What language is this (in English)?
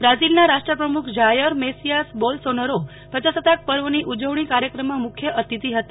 Gujarati